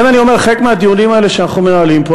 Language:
Hebrew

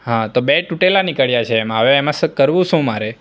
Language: Gujarati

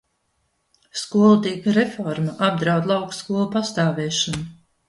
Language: Latvian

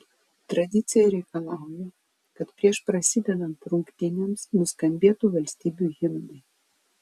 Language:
Lithuanian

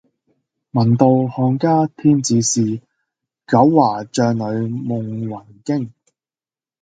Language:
Cantonese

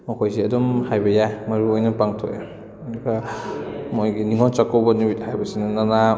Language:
Manipuri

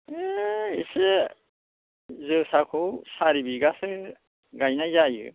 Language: Bodo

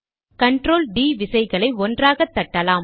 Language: Tamil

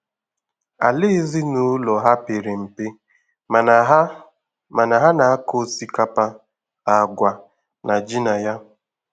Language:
Igbo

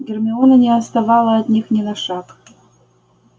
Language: Russian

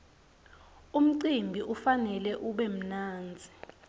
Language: Swati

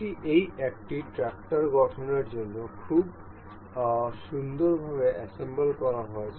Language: Bangla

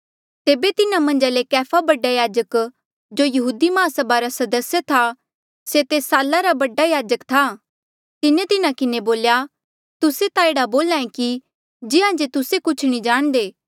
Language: Mandeali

